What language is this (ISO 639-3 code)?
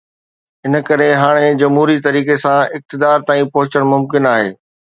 snd